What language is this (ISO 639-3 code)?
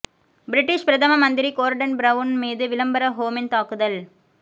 tam